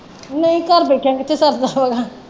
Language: Punjabi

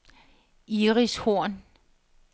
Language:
Danish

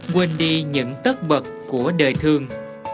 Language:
Vietnamese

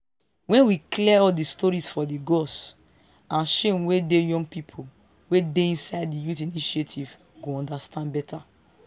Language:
Nigerian Pidgin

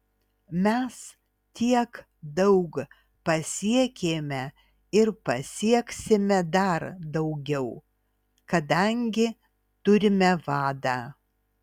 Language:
Lithuanian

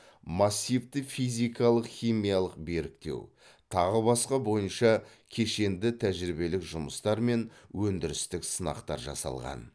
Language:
Kazakh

